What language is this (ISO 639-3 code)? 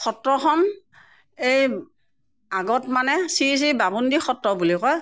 asm